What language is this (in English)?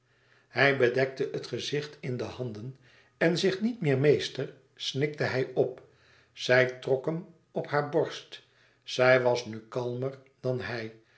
Dutch